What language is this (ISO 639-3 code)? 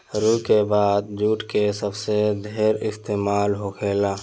bho